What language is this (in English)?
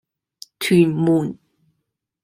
Cantonese